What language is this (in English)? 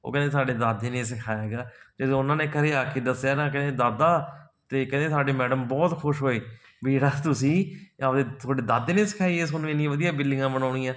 Punjabi